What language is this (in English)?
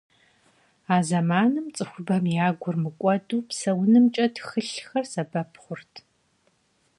Kabardian